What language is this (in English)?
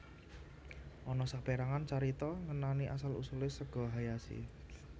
Javanese